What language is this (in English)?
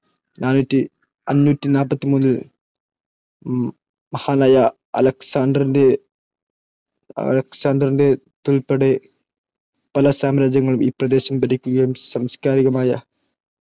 Malayalam